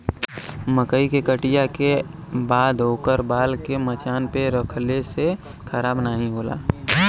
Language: Bhojpuri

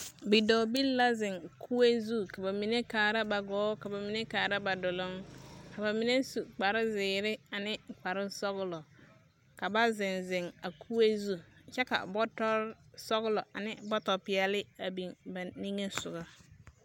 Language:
Southern Dagaare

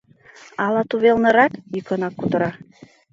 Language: Mari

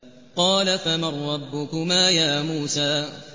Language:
Arabic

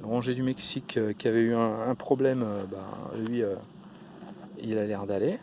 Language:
French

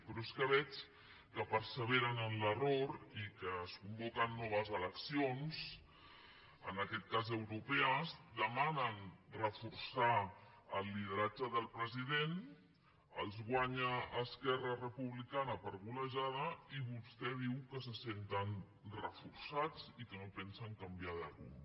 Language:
Catalan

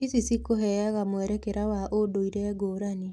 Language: Kikuyu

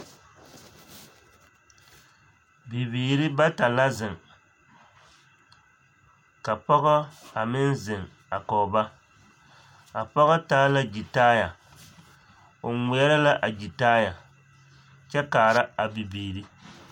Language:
Southern Dagaare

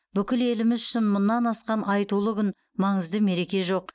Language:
Kazakh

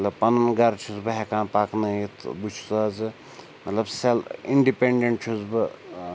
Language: Kashmiri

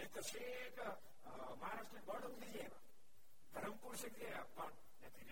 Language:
Gujarati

